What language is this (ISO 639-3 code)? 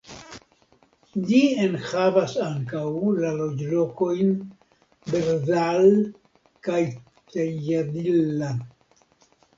epo